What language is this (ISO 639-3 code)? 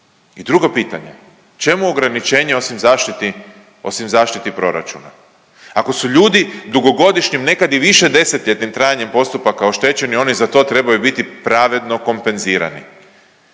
hrv